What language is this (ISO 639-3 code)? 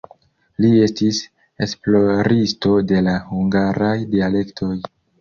epo